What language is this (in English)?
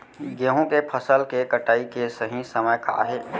Chhattisgarhi